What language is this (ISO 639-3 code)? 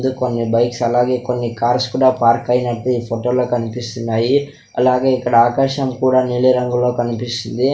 tel